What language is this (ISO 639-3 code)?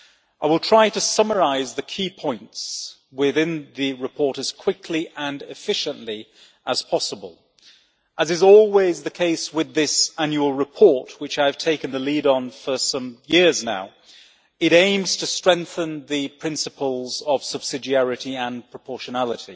eng